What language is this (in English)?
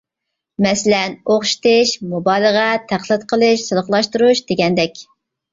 Uyghur